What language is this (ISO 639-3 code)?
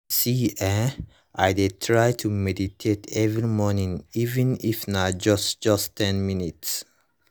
pcm